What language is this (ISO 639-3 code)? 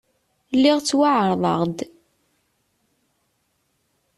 kab